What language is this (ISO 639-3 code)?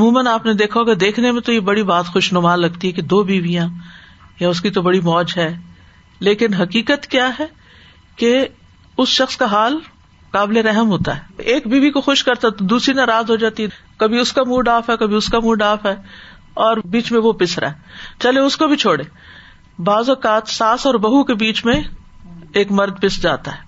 urd